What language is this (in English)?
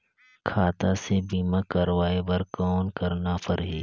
Chhattisgarhi